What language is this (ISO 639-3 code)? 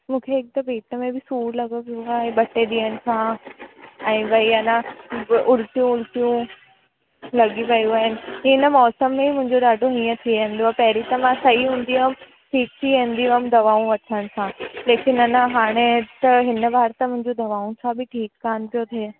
snd